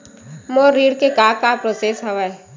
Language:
Chhattisgarhi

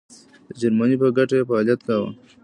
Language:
Pashto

